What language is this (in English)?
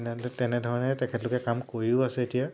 Assamese